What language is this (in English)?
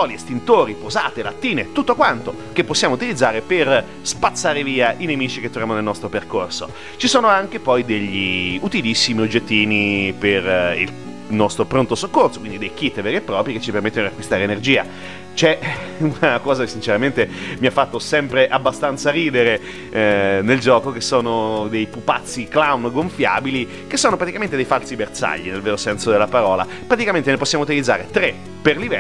Italian